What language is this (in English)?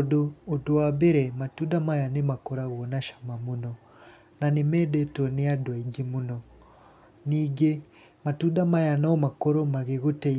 Kikuyu